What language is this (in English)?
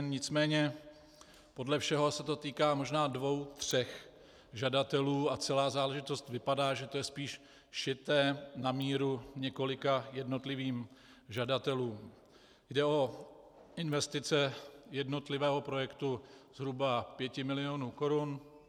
Czech